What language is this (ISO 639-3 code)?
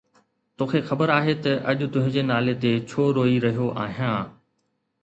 snd